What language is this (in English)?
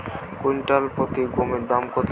Bangla